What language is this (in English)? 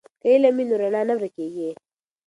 Pashto